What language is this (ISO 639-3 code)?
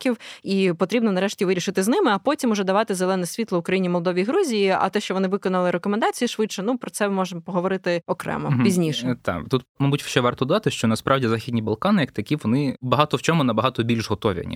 ukr